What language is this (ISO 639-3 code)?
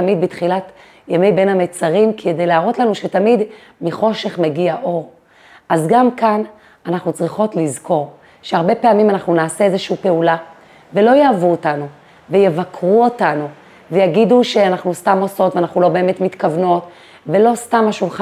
heb